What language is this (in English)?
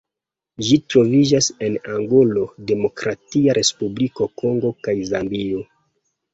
Esperanto